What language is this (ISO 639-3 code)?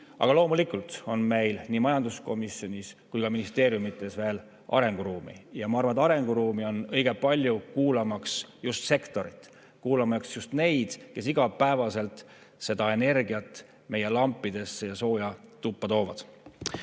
est